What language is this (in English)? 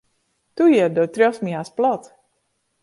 Western Frisian